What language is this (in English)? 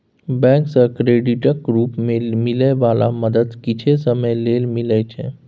Maithili